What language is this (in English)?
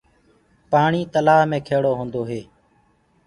Gurgula